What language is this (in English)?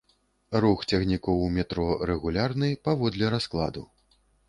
Belarusian